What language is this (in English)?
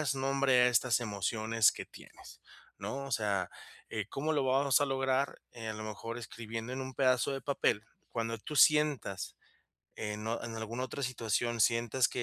Spanish